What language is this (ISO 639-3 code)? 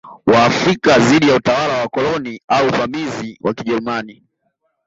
swa